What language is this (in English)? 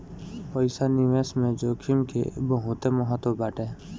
Bhojpuri